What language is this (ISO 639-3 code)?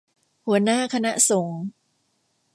tha